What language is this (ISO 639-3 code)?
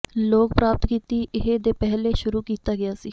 pan